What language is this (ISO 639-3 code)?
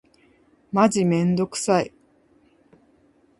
jpn